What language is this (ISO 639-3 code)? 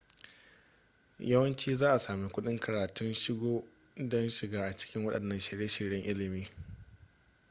hau